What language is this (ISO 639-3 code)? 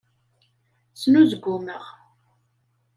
kab